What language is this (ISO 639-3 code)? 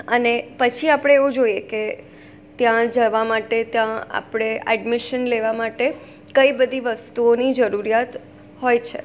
guj